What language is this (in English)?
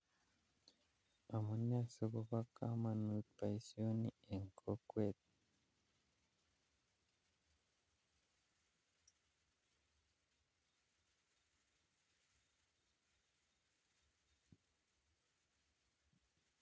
Kalenjin